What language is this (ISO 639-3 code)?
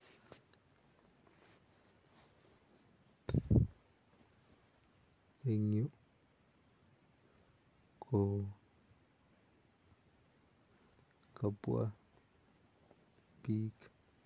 kln